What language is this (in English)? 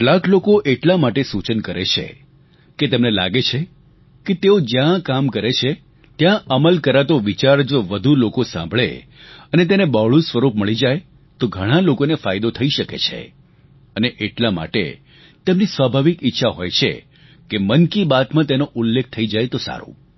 Gujarati